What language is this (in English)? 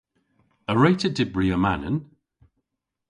Cornish